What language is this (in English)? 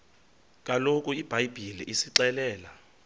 Xhosa